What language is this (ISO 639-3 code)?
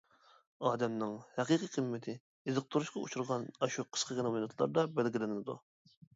uig